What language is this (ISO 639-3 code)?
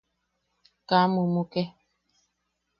yaq